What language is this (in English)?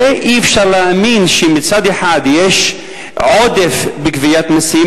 Hebrew